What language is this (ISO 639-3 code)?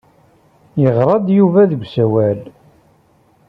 kab